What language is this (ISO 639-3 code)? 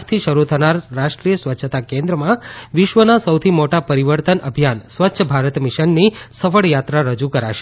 guj